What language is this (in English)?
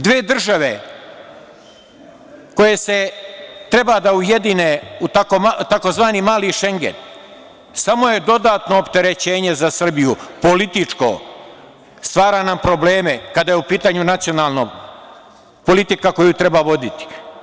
Serbian